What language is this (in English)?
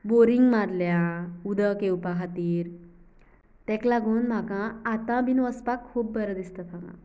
Konkani